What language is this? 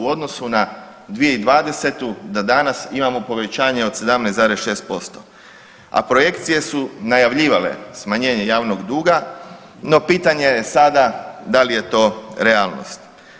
Croatian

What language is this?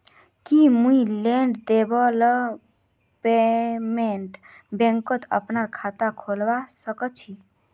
Magahi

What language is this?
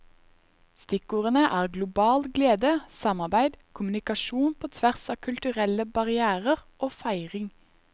Norwegian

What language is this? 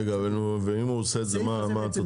Hebrew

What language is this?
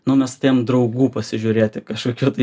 Lithuanian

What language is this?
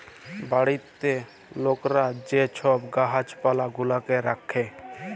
Bangla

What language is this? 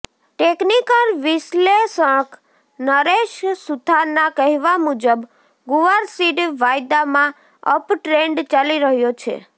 Gujarati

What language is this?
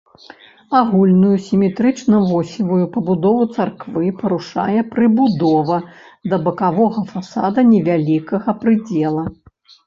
Belarusian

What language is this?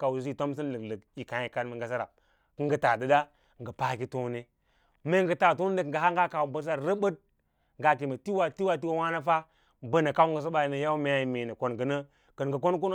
Lala-Roba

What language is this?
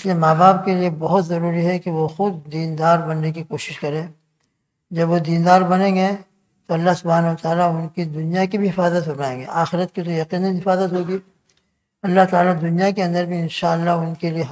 Turkish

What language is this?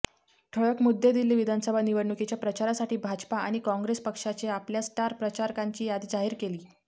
Marathi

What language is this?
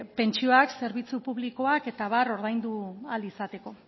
Basque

